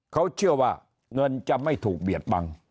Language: Thai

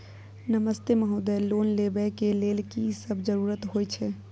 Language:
Maithili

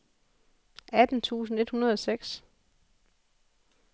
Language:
Danish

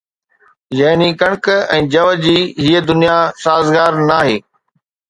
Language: Sindhi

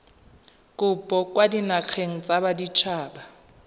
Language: Tswana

